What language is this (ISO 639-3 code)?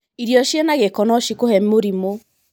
kik